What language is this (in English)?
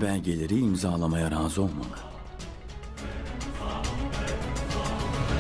Turkish